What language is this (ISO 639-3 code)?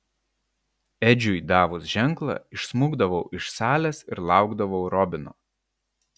lit